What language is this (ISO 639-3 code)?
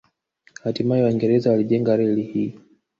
swa